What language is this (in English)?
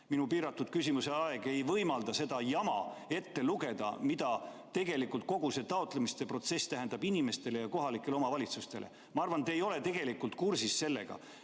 Estonian